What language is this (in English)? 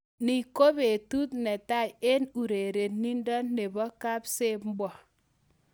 Kalenjin